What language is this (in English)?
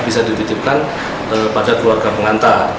Indonesian